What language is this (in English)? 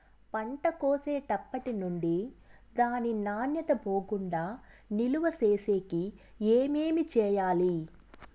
Telugu